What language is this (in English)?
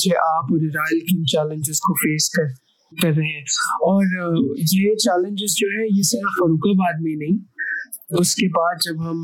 Urdu